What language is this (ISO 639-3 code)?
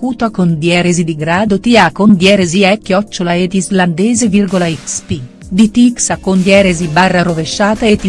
ita